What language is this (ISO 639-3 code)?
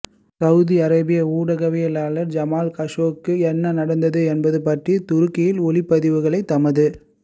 tam